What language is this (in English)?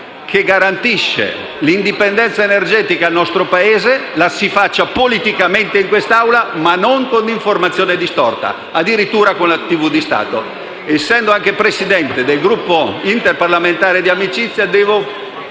Italian